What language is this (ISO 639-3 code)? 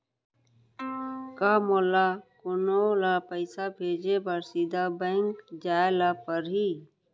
hne